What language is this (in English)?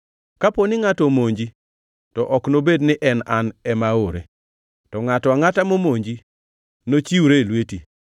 Luo (Kenya and Tanzania)